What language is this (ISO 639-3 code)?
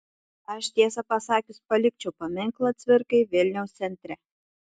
lit